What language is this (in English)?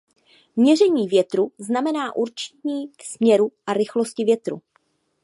Czech